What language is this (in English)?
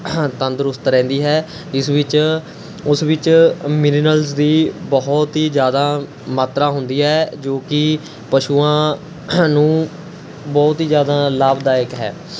Punjabi